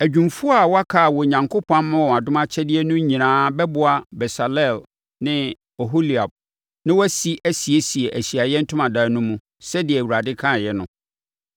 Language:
Akan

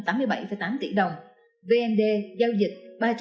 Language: Vietnamese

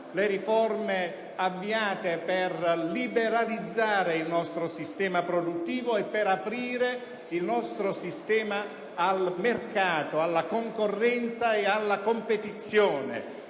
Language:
Italian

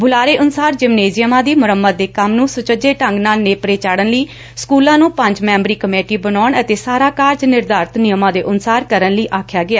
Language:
Punjabi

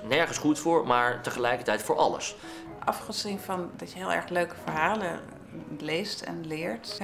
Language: Dutch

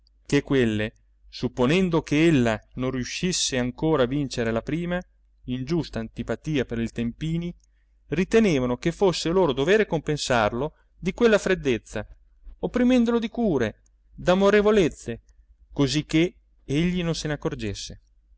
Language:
Italian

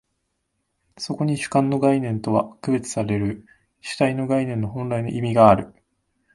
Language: Japanese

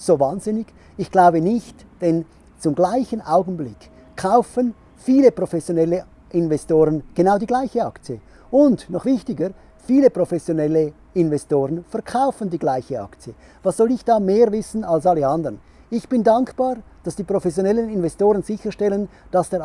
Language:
German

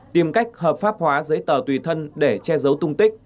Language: Vietnamese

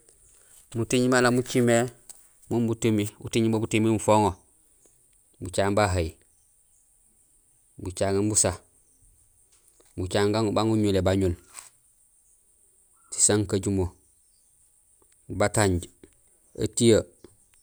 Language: Gusilay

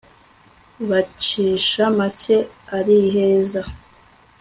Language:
Kinyarwanda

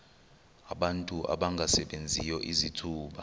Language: Xhosa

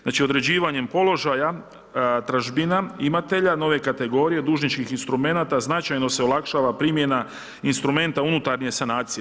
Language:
Croatian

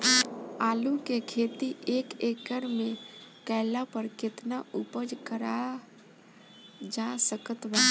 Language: Bhojpuri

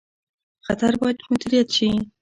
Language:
Pashto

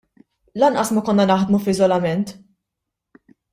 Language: Maltese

